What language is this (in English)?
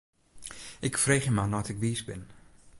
Western Frisian